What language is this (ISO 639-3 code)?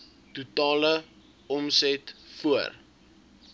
afr